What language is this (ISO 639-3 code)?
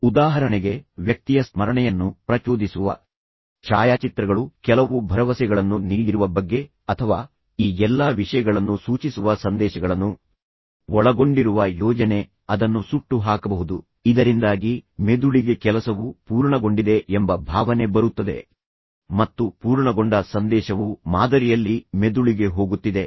kan